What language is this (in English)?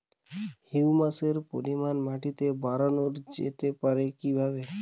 Bangla